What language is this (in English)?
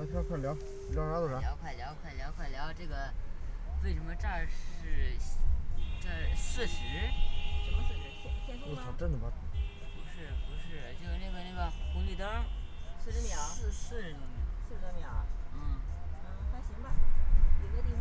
Chinese